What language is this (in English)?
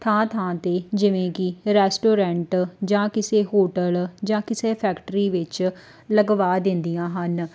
Punjabi